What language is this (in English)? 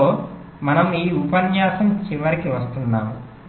Telugu